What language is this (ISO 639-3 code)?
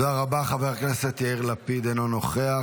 heb